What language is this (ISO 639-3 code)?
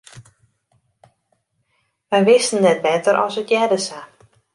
fry